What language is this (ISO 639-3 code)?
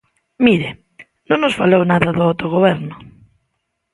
glg